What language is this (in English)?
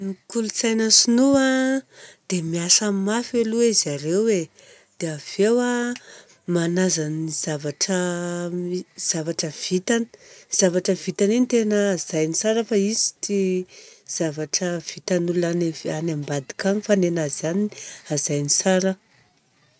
Southern Betsimisaraka Malagasy